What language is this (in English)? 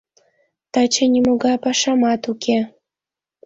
Mari